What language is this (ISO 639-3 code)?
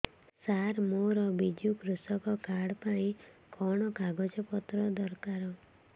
ori